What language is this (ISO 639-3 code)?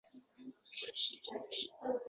uzb